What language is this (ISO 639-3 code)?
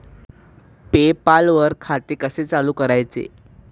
mar